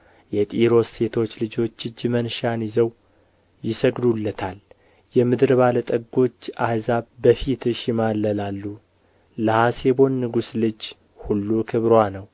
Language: Amharic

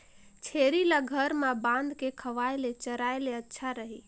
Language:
Chhattisgarhi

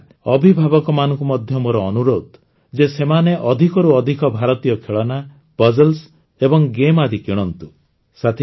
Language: Odia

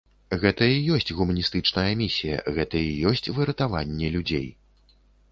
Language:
Belarusian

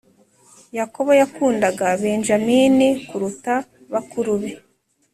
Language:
Kinyarwanda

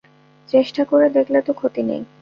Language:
Bangla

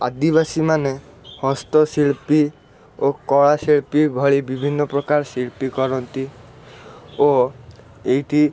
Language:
Odia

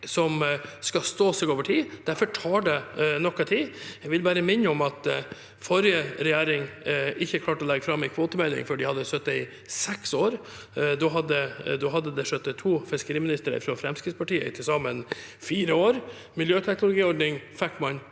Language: Norwegian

